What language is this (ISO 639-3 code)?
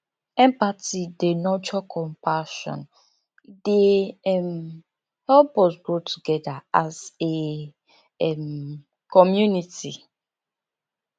pcm